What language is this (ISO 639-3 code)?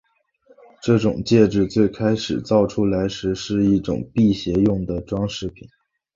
zho